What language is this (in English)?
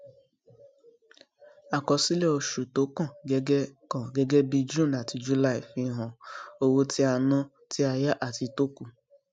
Yoruba